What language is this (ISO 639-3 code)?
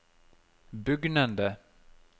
nor